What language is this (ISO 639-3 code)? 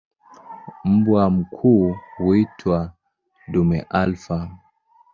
swa